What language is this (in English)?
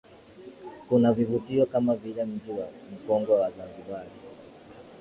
Swahili